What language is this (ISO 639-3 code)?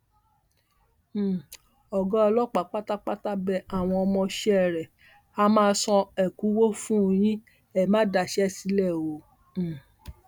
yor